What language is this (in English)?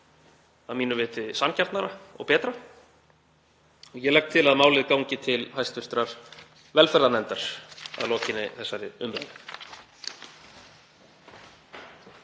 Icelandic